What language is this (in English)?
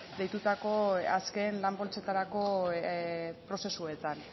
Basque